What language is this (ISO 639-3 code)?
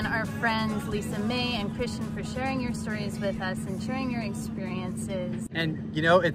eng